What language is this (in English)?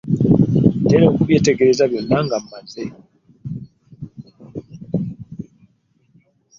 Ganda